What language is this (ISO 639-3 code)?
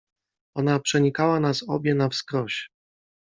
pol